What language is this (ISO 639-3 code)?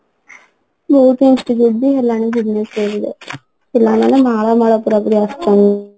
ori